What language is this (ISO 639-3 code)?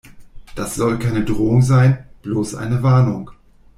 deu